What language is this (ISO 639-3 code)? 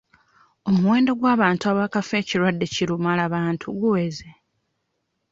lug